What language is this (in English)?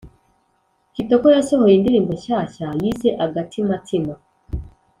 Kinyarwanda